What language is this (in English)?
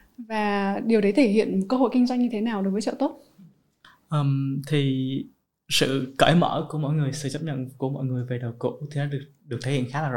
Vietnamese